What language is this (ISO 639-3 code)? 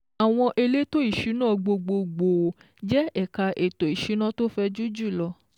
yor